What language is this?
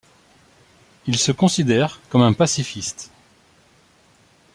French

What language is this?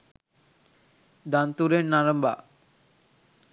Sinhala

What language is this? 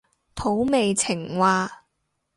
Cantonese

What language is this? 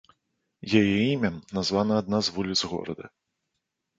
Belarusian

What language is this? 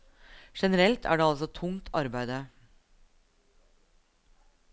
Norwegian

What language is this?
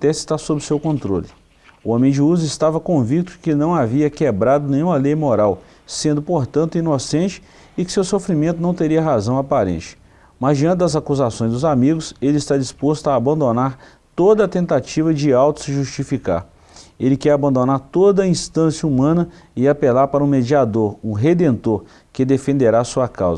Portuguese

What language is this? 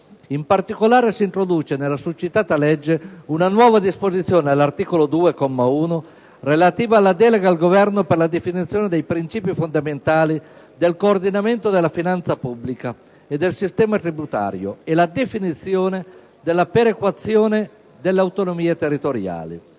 Italian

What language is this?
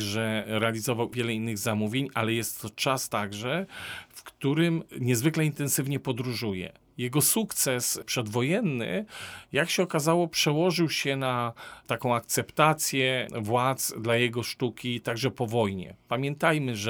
Polish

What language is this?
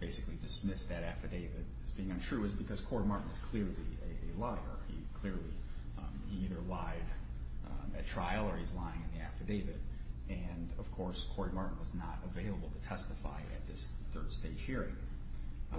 English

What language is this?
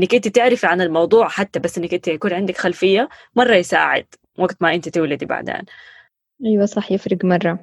Arabic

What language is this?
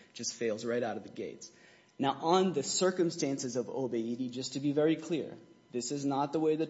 English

